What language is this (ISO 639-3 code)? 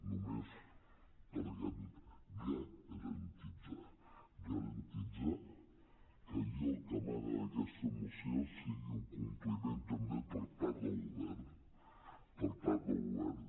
cat